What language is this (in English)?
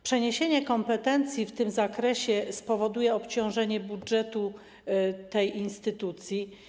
Polish